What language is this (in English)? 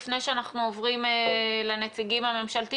Hebrew